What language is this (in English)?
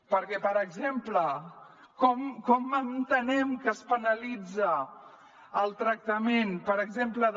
Catalan